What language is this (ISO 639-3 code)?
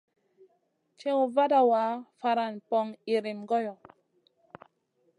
mcn